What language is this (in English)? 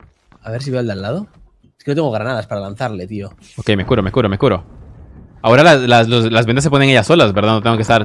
Spanish